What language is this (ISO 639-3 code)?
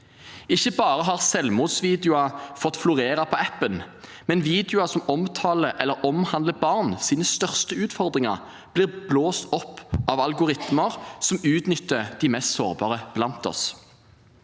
nor